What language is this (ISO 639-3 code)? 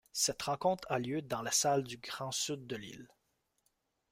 fra